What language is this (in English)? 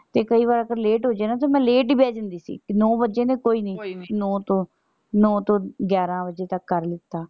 Punjabi